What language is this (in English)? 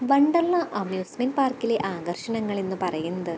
Malayalam